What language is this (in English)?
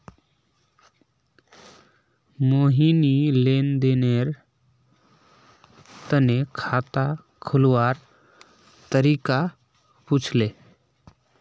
Magahi